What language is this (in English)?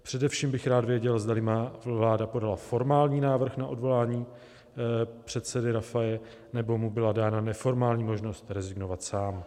Czech